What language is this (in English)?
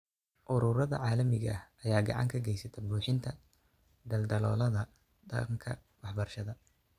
Somali